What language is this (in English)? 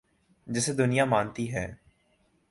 Urdu